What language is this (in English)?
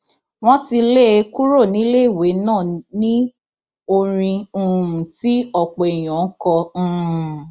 Yoruba